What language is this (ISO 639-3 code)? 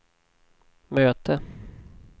swe